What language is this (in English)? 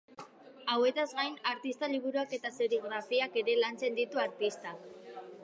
Basque